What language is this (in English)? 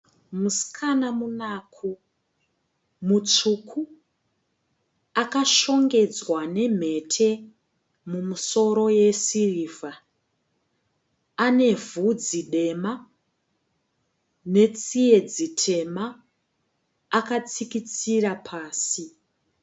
Shona